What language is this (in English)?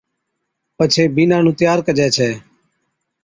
Od